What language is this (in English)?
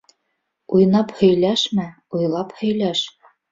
Bashkir